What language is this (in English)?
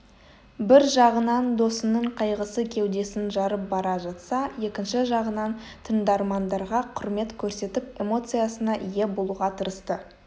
Kazakh